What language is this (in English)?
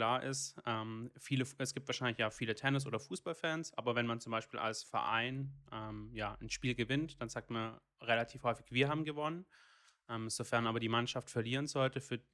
German